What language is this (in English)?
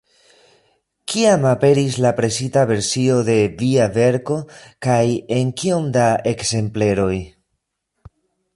Esperanto